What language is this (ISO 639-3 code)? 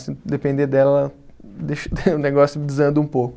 por